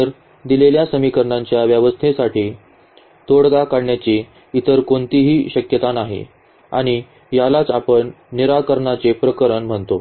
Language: Marathi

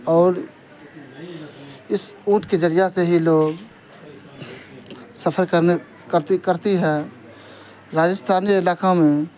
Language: Urdu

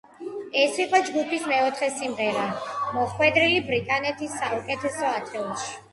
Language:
Georgian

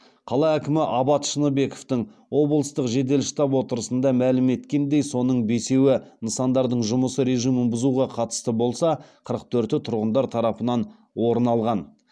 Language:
Kazakh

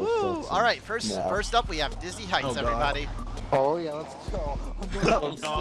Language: English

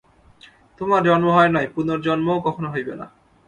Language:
Bangla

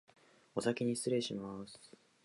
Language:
Japanese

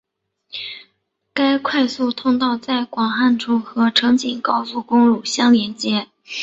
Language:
Chinese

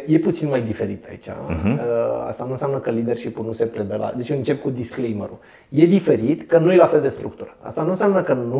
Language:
Romanian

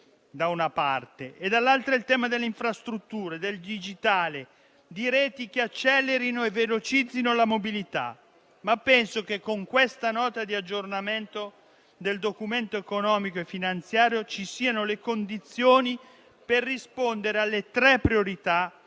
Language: Italian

